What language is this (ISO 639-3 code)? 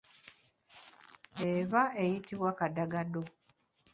lug